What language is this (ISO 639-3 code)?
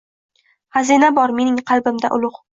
uzb